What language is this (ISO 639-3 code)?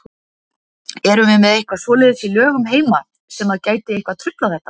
isl